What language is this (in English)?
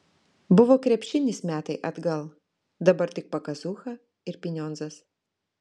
Lithuanian